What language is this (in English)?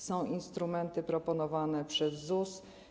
Polish